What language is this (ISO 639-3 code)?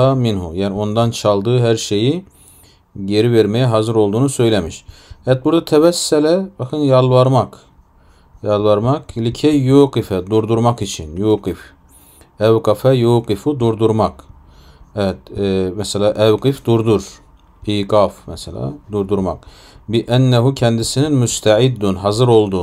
tur